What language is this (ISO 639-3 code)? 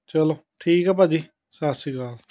pan